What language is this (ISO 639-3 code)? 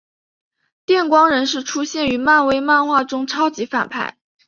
zho